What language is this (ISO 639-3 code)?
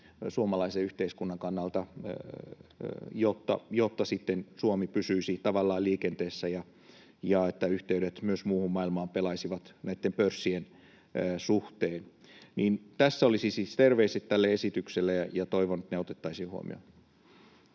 fin